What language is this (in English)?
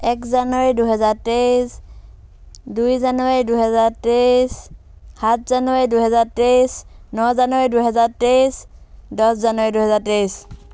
Assamese